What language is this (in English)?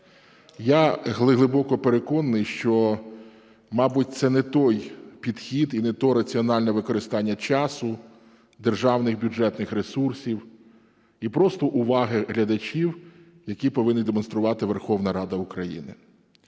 Ukrainian